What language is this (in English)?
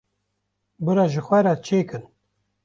Kurdish